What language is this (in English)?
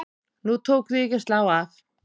Icelandic